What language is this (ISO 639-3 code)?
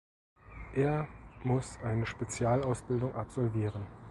deu